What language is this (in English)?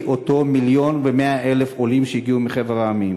Hebrew